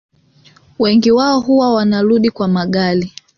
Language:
Swahili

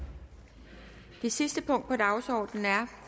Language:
Danish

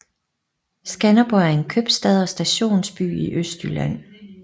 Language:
Danish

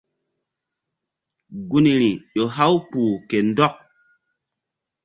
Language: Mbum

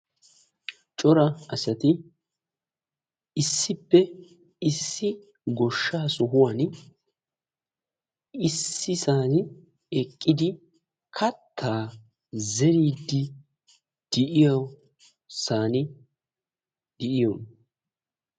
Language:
Wolaytta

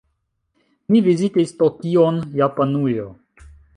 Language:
Esperanto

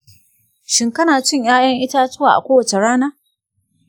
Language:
Hausa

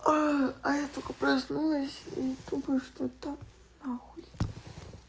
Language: Russian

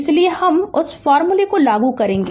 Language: Hindi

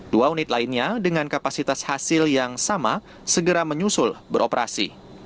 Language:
Indonesian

